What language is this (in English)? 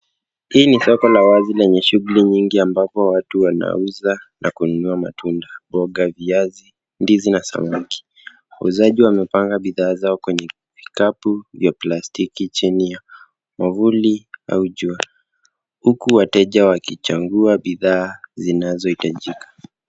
Swahili